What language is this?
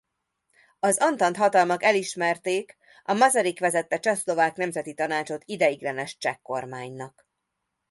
Hungarian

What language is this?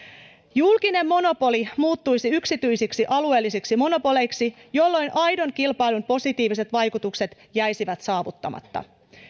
Finnish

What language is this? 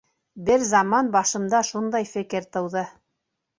Bashkir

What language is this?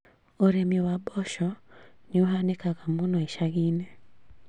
Kikuyu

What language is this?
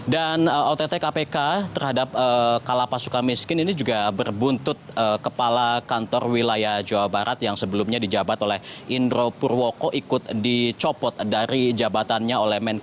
Indonesian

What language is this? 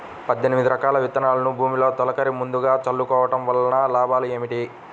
Telugu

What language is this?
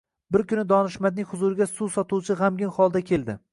Uzbek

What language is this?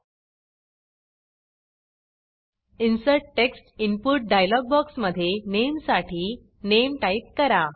Marathi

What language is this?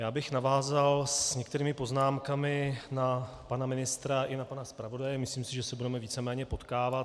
Czech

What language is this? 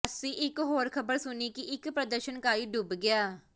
Punjabi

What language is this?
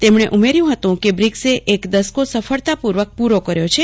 Gujarati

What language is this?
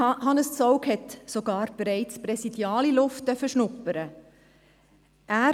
Swiss German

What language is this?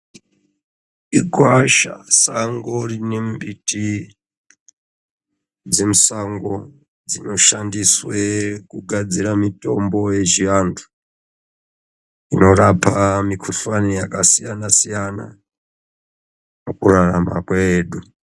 Ndau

